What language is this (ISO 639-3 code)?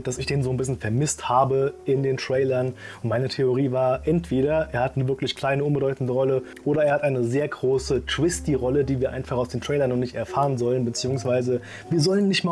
deu